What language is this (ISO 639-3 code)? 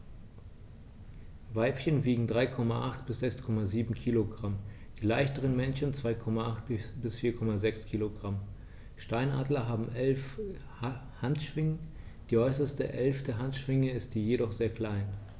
deu